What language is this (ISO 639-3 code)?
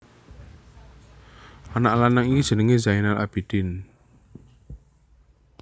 jav